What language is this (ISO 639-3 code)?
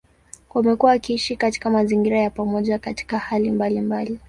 swa